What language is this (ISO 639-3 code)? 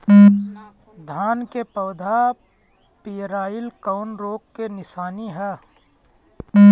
bho